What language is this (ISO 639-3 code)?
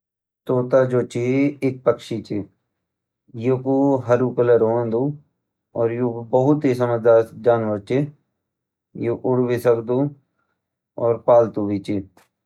gbm